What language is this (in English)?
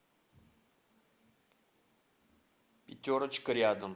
Russian